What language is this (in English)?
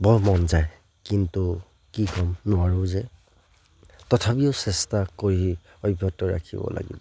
Assamese